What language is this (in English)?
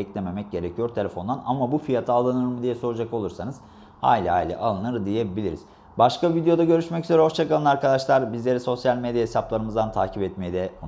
Turkish